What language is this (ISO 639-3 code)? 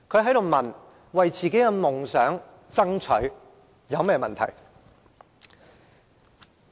yue